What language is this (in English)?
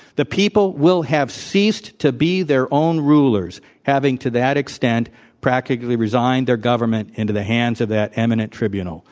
English